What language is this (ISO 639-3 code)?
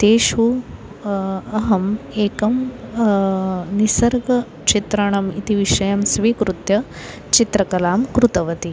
san